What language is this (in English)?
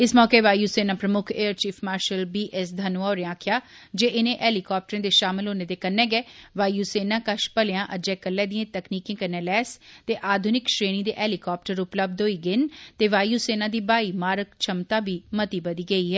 Dogri